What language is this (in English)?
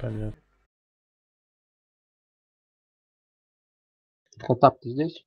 Russian